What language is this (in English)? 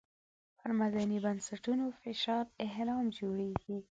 Pashto